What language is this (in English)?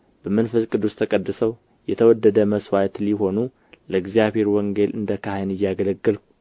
Amharic